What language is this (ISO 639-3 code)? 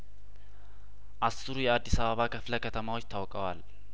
amh